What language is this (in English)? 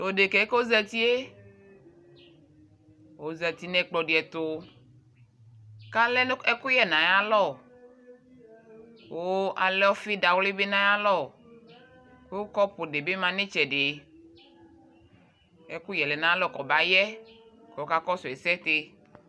Ikposo